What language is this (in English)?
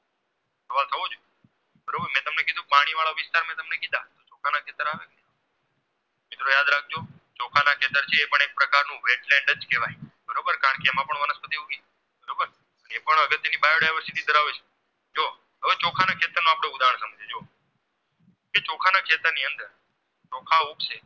Gujarati